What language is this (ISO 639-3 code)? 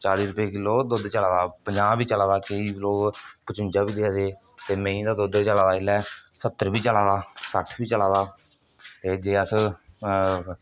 doi